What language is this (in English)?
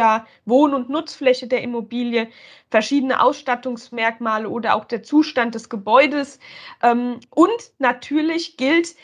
German